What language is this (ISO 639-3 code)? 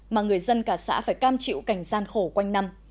vie